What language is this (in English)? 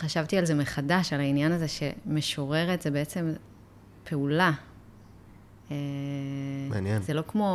Hebrew